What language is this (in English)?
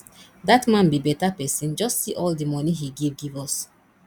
Nigerian Pidgin